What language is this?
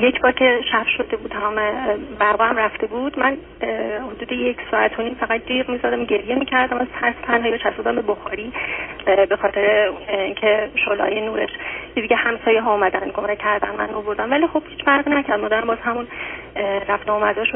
Persian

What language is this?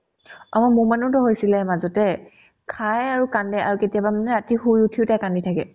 Assamese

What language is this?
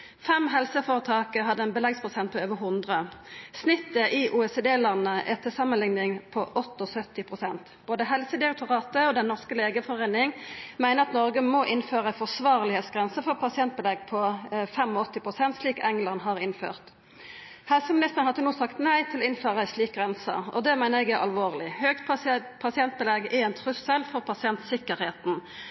Norwegian Nynorsk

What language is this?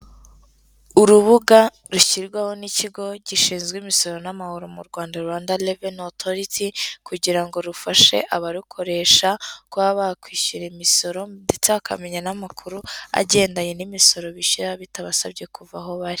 Kinyarwanda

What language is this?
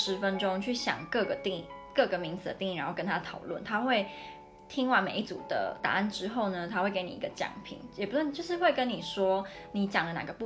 Chinese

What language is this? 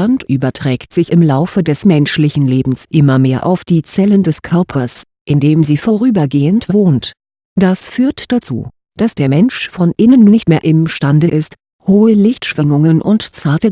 German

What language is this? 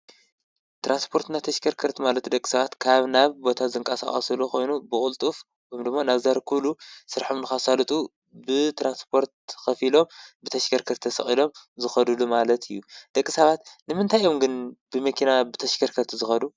Tigrinya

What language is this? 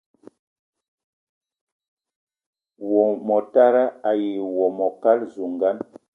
Eton (Cameroon)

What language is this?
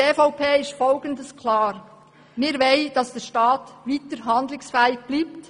Swiss German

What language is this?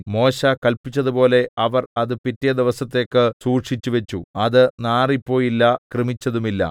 Malayalam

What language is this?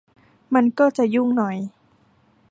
Thai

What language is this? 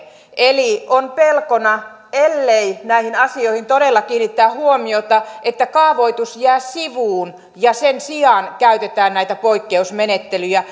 Finnish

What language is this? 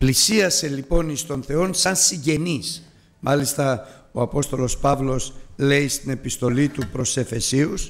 Greek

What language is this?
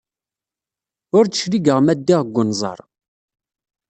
Kabyle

